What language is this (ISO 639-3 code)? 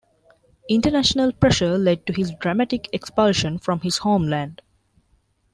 eng